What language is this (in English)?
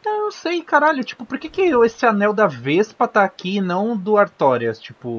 Portuguese